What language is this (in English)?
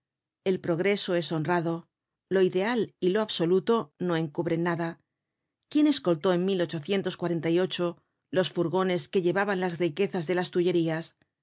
Spanish